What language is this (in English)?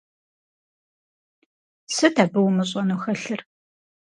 Kabardian